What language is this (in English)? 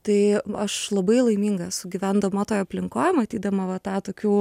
Lithuanian